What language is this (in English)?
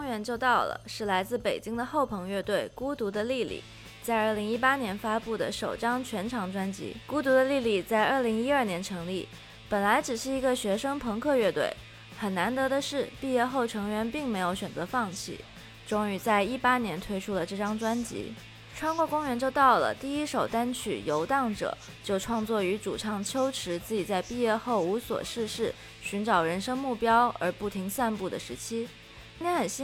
Chinese